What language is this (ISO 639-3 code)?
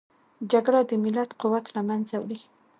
pus